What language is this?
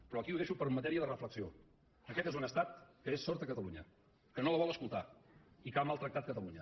Catalan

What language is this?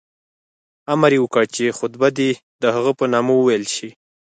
Pashto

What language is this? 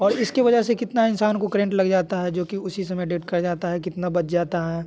Hindi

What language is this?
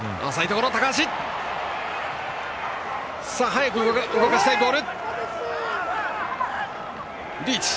Japanese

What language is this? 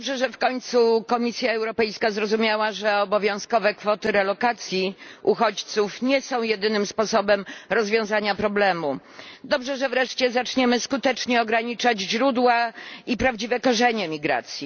Polish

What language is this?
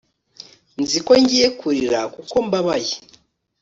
Kinyarwanda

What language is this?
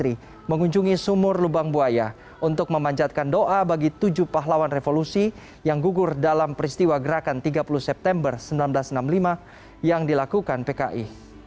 Indonesian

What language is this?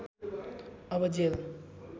Nepali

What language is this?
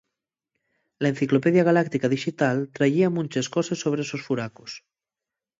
Asturian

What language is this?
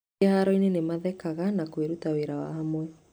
Kikuyu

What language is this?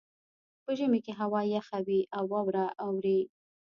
Pashto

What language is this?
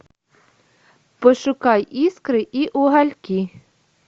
Russian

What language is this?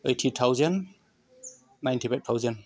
Bodo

